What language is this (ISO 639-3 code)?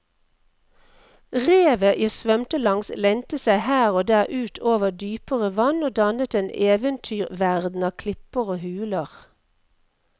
nor